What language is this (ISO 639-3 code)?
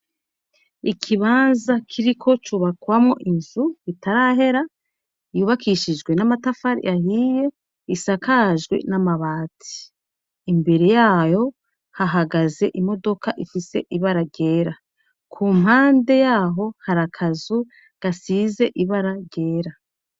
run